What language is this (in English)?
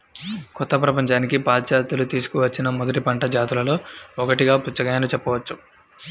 Telugu